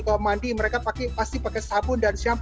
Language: Indonesian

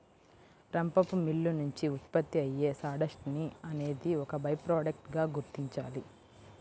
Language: Telugu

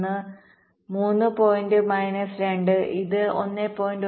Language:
Malayalam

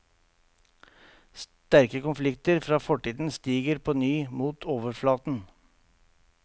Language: Norwegian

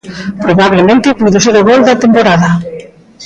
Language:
Galician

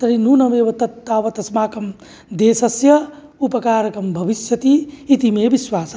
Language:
Sanskrit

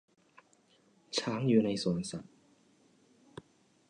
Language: Thai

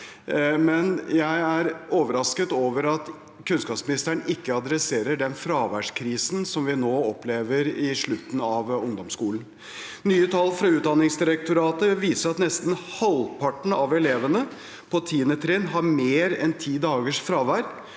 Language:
Norwegian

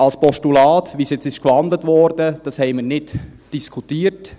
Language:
Swiss German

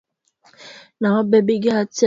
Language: Swahili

